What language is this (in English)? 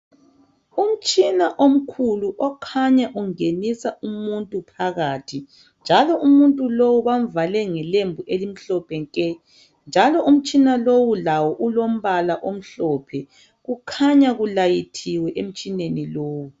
North Ndebele